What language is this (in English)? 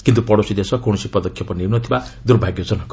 Odia